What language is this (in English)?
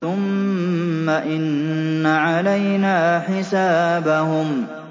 Arabic